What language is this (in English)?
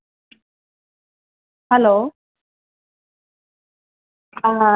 Gujarati